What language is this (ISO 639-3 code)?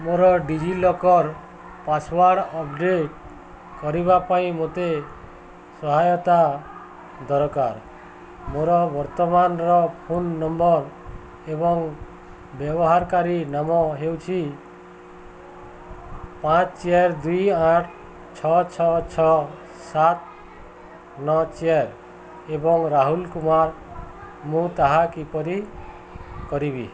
ori